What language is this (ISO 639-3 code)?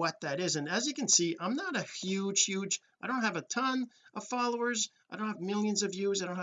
eng